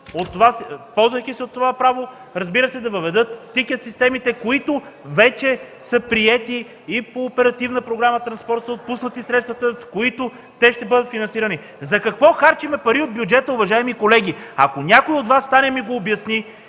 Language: Bulgarian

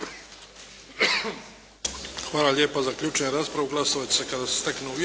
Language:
Croatian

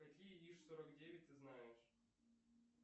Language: Russian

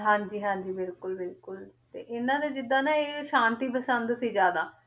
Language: Punjabi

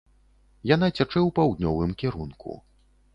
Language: Belarusian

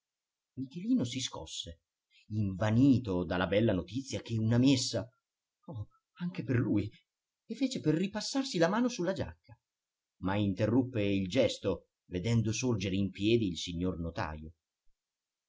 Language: Italian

